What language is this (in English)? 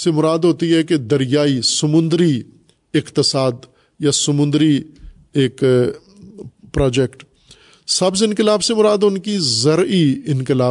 Urdu